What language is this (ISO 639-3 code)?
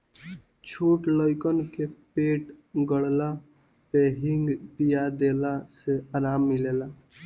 bho